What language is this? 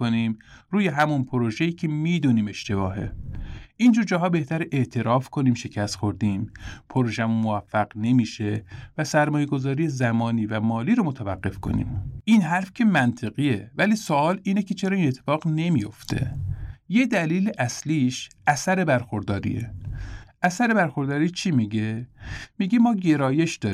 Persian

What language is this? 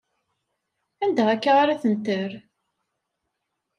Kabyle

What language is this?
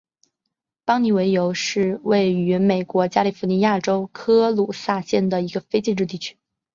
Chinese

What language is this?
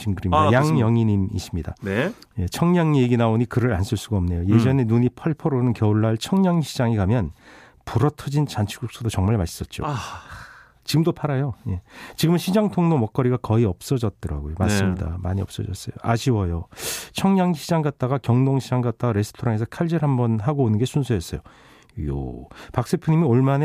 Korean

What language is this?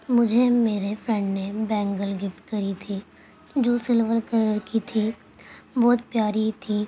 Urdu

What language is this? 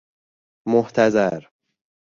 Persian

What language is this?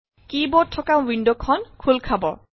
Assamese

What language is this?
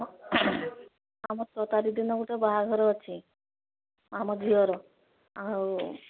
Odia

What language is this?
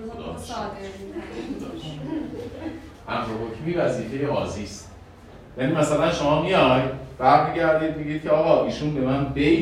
Persian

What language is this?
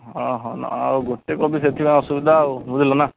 Odia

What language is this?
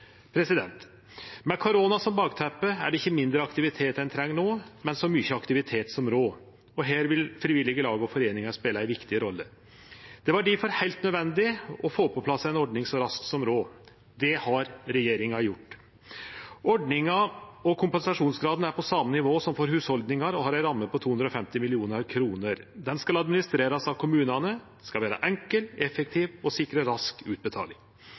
Norwegian Nynorsk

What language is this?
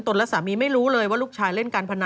Thai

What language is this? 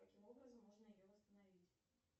Russian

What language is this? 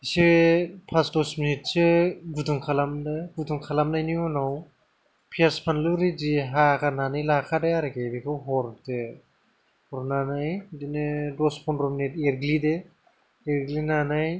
Bodo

